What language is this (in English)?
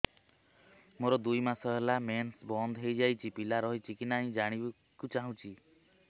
Odia